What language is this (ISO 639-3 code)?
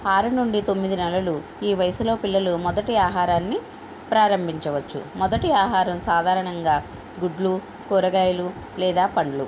tel